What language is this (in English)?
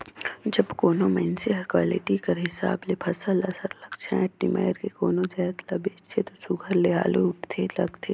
Chhattisgarhi